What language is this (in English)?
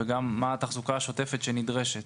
Hebrew